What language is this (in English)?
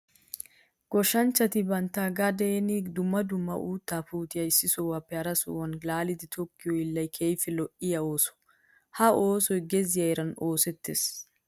Wolaytta